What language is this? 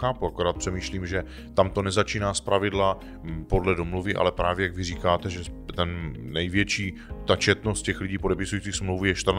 Czech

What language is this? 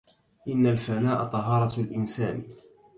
Arabic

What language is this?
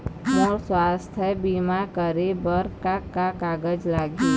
Chhattisgarhi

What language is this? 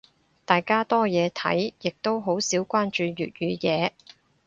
Cantonese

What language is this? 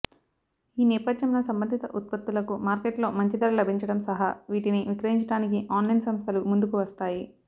Telugu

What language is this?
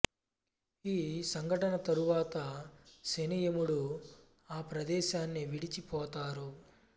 Telugu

